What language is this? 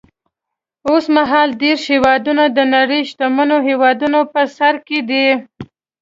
Pashto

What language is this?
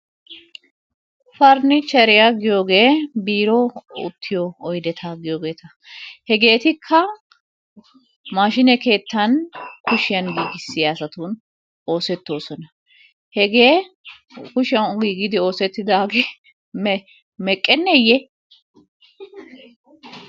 Wolaytta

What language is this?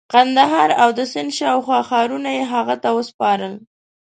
Pashto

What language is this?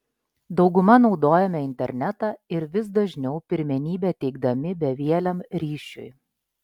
Lithuanian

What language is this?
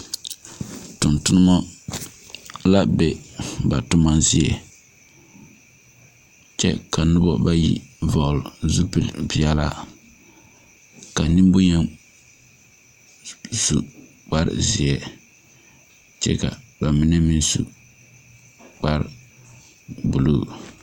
Southern Dagaare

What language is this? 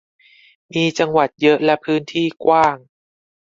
Thai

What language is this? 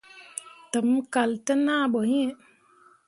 Mundang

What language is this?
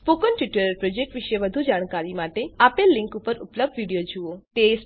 Gujarati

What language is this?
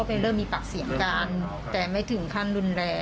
Thai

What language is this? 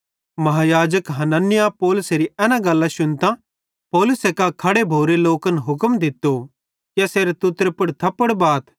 Bhadrawahi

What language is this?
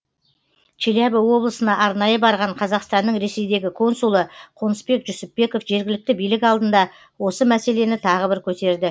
Kazakh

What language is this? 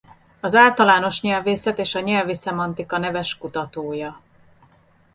Hungarian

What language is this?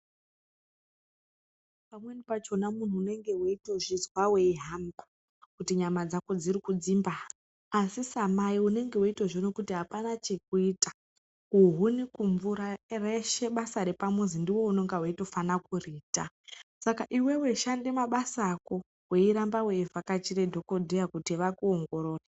Ndau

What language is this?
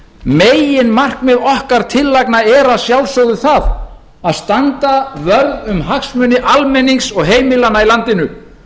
Icelandic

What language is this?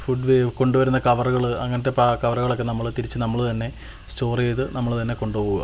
Malayalam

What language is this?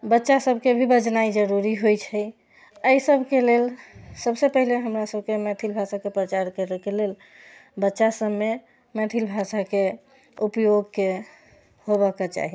Maithili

